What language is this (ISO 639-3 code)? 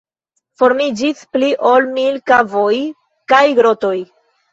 epo